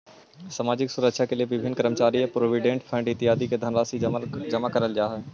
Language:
Magahi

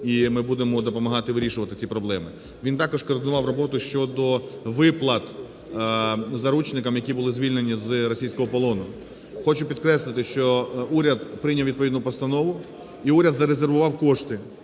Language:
Ukrainian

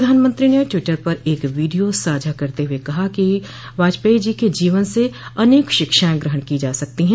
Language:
Hindi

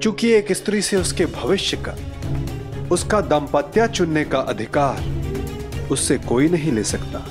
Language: Hindi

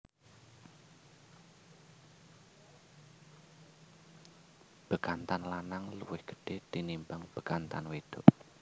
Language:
Javanese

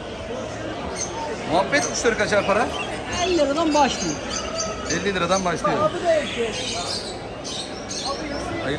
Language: Turkish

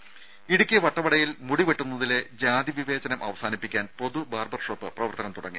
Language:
Malayalam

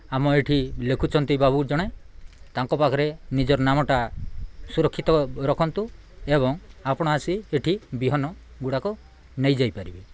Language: Odia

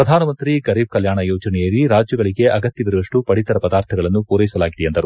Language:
Kannada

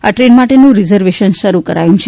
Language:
Gujarati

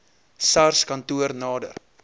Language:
Afrikaans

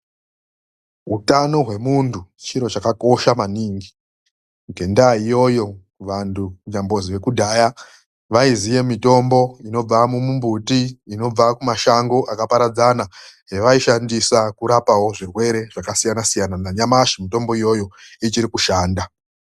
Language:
Ndau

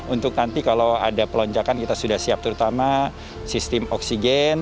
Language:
Indonesian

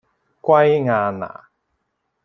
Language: Cantonese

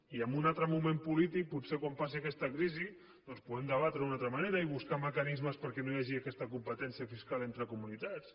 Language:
Catalan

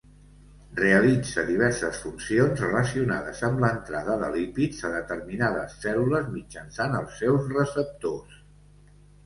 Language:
Catalan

